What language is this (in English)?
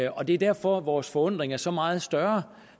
Danish